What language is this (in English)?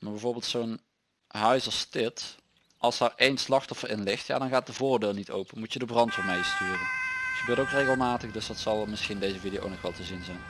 Dutch